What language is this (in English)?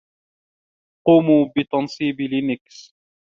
Arabic